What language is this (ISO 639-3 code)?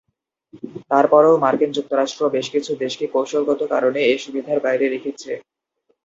ben